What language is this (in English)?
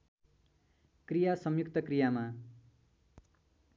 Nepali